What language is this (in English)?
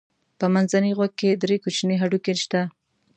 Pashto